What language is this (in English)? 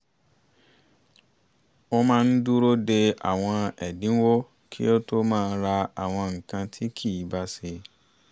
Yoruba